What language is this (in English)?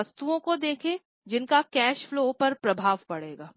Hindi